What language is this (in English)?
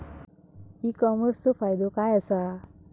Marathi